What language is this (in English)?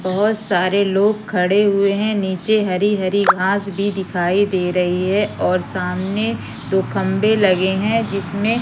Hindi